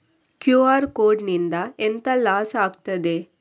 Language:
Kannada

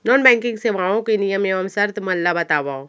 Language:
Chhattisgarhi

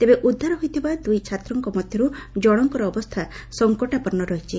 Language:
Odia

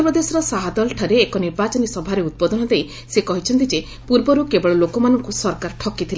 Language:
Odia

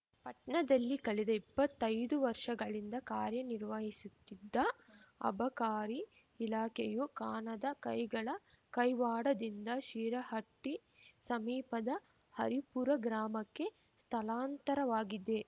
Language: Kannada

